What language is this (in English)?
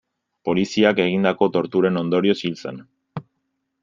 Basque